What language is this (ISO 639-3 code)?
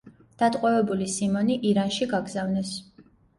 kat